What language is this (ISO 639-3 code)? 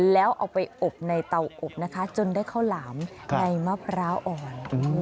tha